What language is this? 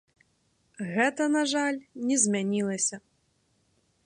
Belarusian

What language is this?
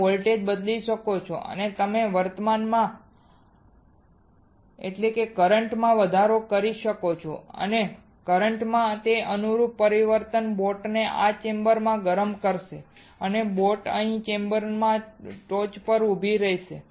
Gujarati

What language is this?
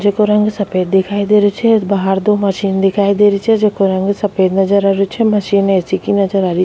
Rajasthani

